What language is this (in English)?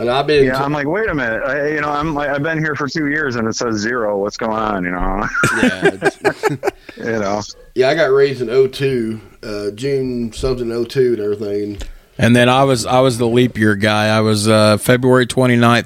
English